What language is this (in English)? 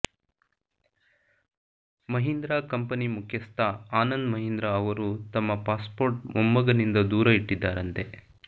Kannada